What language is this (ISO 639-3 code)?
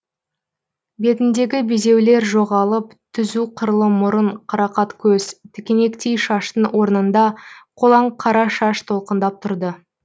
kaz